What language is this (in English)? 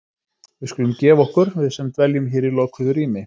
Icelandic